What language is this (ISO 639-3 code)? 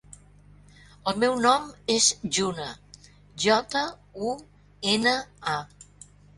cat